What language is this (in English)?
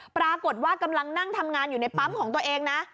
Thai